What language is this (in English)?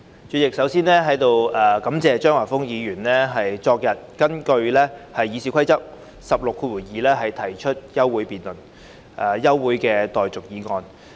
Cantonese